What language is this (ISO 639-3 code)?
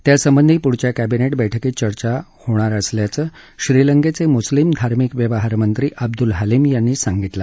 mar